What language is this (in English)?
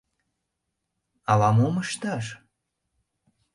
Mari